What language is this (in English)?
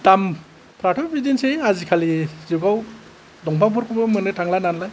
Bodo